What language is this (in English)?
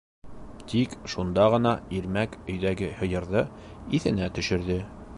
Bashkir